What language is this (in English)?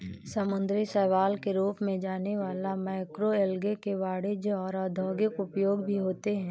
Hindi